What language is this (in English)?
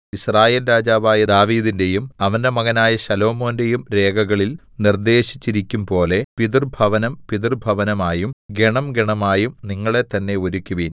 Malayalam